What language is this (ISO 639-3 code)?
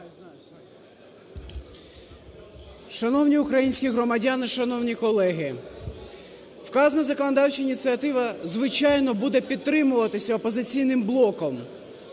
ukr